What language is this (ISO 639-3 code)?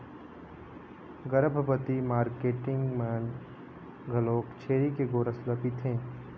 hne